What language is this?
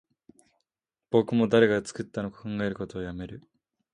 Japanese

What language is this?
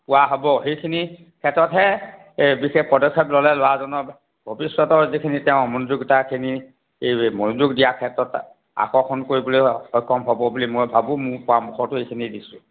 Assamese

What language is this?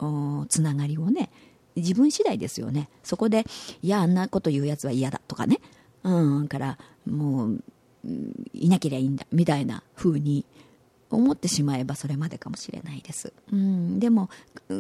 Japanese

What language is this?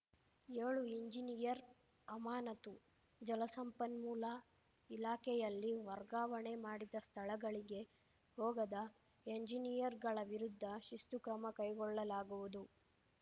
Kannada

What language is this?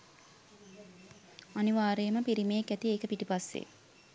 Sinhala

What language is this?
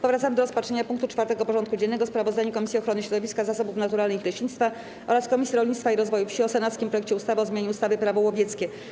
Polish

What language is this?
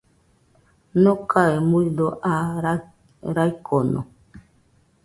Nüpode Huitoto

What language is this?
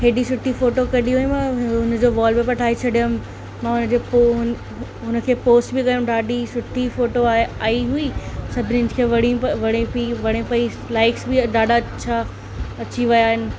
Sindhi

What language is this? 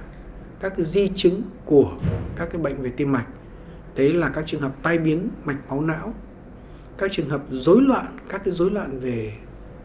Vietnamese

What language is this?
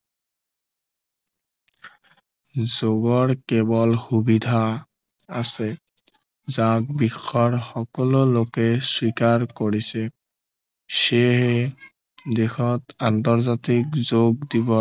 Assamese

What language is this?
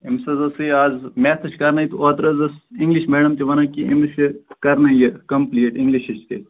Kashmiri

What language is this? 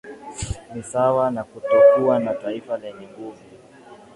Swahili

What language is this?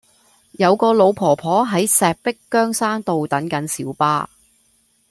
Cantonese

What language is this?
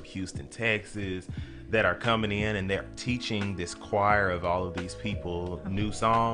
English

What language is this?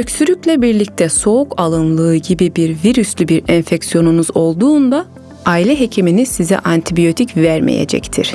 Turkish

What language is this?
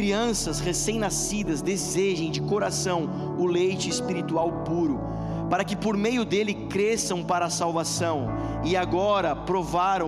Portuguese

